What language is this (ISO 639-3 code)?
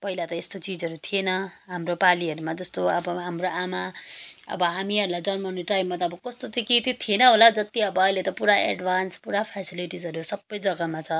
nep